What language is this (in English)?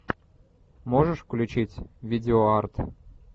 Russian